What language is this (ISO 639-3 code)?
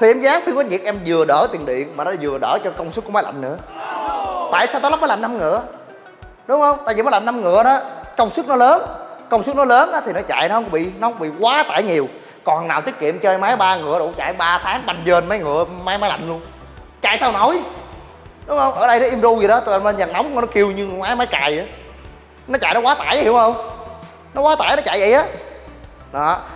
vie